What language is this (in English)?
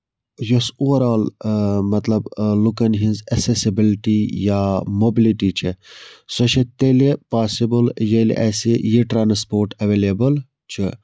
Kashmiri